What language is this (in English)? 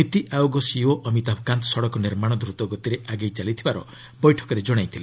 Odia